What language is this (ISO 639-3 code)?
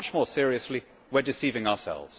eng